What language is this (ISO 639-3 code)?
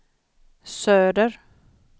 swe